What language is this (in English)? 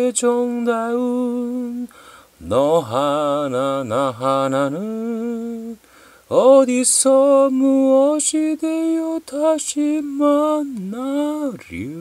Korean